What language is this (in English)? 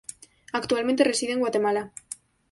Spanish